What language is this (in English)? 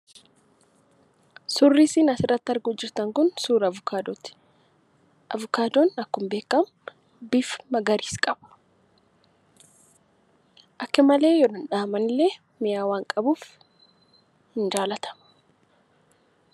Oromo